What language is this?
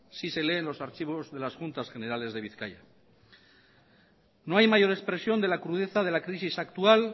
Spanish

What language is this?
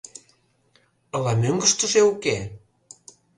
Mari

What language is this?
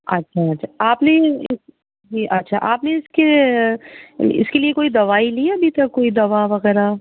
Urdu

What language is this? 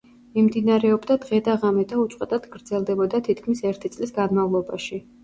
Georgian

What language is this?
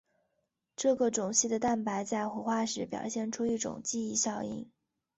Chinese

